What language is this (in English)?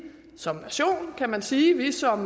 Danish